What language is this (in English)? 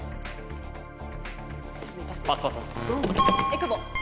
Japanese